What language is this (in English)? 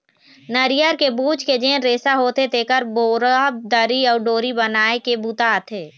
Chhattisgarhi